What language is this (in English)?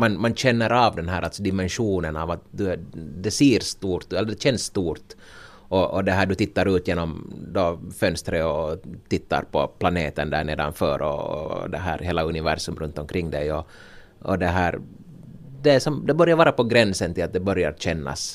Swedish